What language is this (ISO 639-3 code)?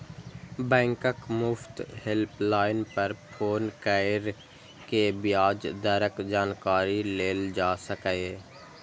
mai